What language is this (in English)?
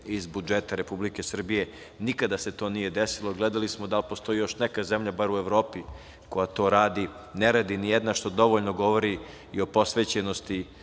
Serbian